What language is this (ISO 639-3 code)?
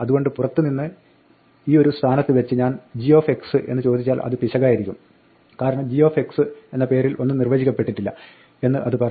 mal